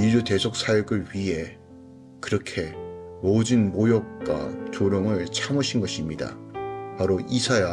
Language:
Korean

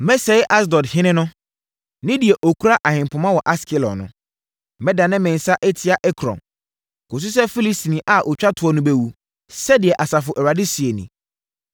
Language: Akan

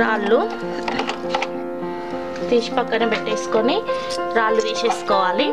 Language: Romanian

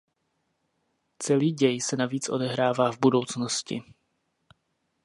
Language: Czech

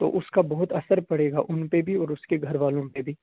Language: Urdu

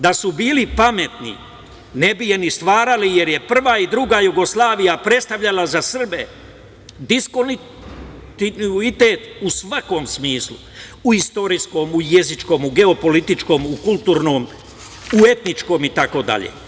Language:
Serbian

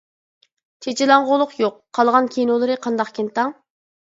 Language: Uyghur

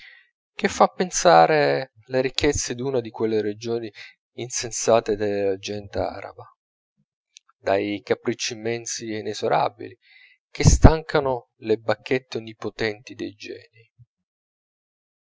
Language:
Italian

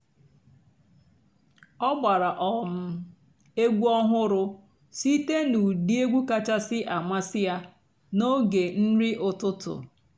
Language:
Igbo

